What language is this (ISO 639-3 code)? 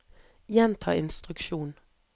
nor